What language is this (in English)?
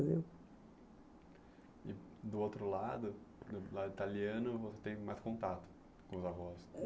Portuguese